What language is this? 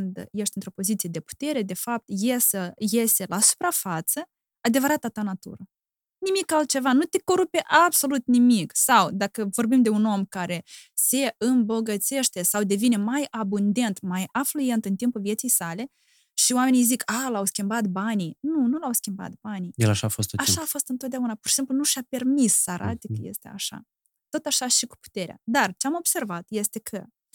Romanian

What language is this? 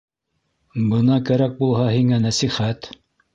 Bashkir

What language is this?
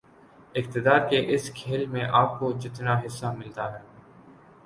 Urdu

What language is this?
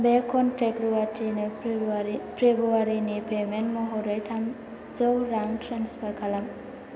Bodo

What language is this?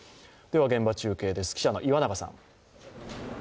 Japanese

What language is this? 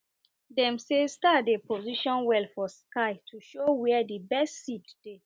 Nigerian Pidgin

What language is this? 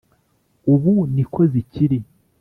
Kinyarwanda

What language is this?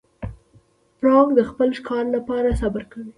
Pashto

